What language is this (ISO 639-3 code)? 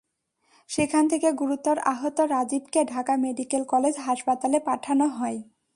ben